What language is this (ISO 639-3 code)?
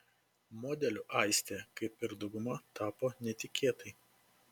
lit